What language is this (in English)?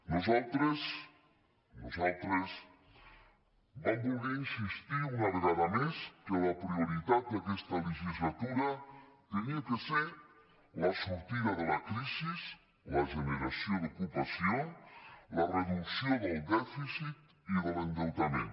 Catalan